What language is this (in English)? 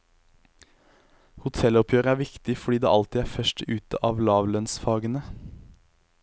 Norwegian